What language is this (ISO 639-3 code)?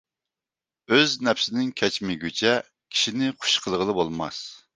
uig